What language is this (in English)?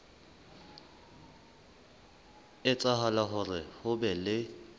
Southern Sotho